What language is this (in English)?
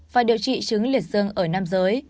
Vietnamese